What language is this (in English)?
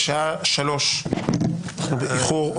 Hebrew